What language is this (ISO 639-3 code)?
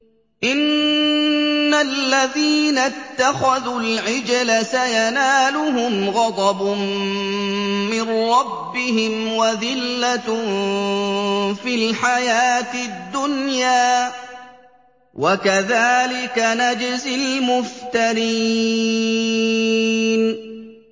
ara